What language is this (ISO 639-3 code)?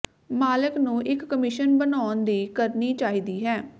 pan